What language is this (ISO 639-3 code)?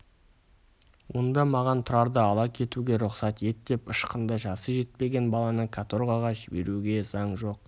kaz